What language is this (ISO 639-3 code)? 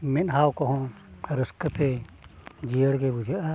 sat